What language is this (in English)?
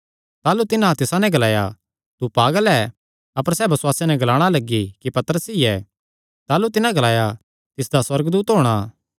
Kangri